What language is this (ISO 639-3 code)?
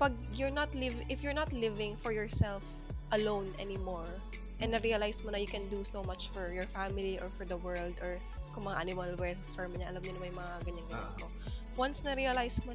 fil